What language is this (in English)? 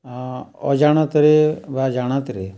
Odia